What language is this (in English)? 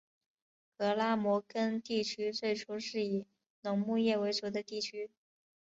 Chinese